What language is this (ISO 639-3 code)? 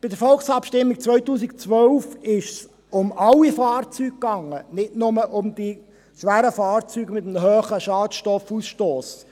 gsw